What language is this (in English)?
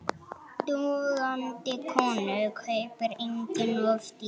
Icelandic